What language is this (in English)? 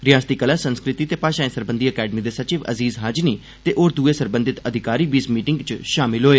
Dogri